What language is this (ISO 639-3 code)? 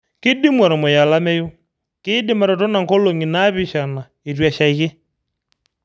mas